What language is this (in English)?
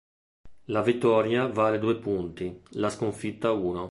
Italian